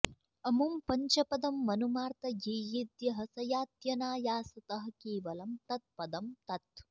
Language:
Sanskrit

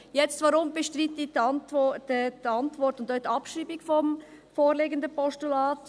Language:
Swiss German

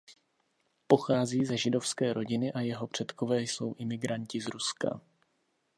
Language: Czech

